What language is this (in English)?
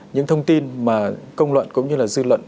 Vietnamese